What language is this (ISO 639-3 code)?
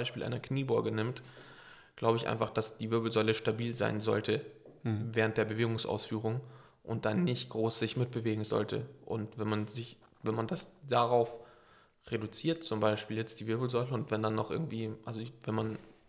deu